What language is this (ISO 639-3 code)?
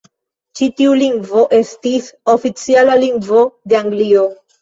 epo